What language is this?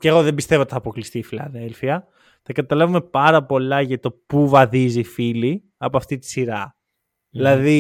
Greek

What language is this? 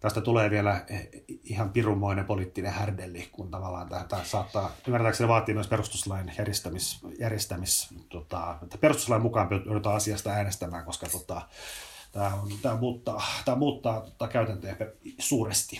Finnish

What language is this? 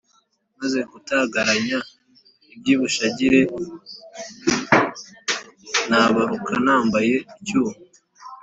Kinyarwanda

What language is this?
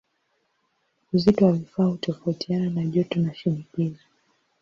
Swahili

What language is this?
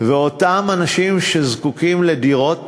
Hebrew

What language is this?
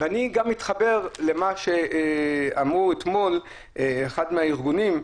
Hebrew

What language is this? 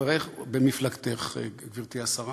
Hebrew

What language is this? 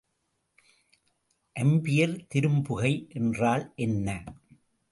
Tamil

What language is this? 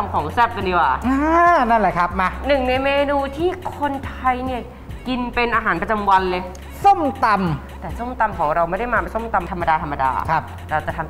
Thai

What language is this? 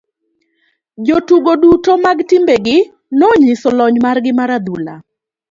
Luo (Kenya and Tanzania)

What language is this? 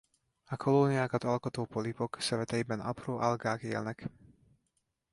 Hungarian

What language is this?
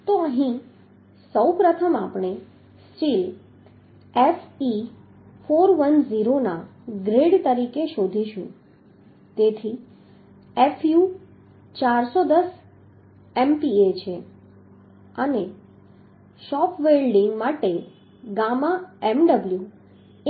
Gujarati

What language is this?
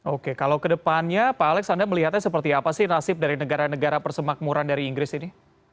Indonesian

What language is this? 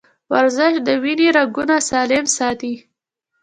Pashto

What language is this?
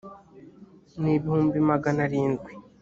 Kinyarwanda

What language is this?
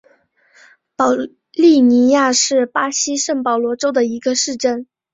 Chinese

